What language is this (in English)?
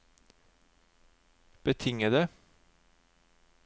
Norwegian